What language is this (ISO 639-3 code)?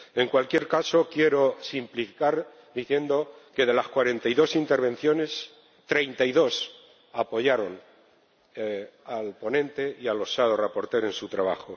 spa